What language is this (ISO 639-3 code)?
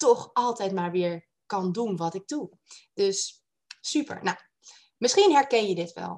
nld